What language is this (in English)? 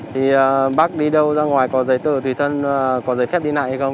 Vietnamese